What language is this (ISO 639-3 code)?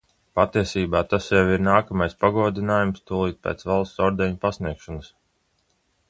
lav